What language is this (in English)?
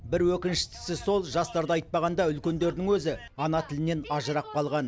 Kazakh